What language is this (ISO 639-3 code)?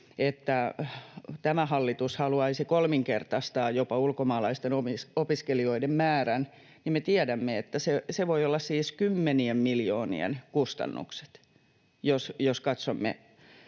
fin